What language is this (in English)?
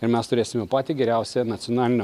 Lithuanian